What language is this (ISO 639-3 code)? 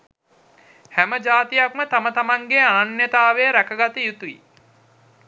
sin